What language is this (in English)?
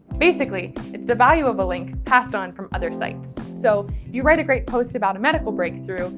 English